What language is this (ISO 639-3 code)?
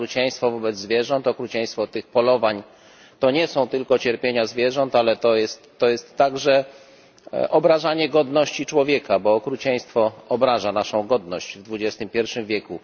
pol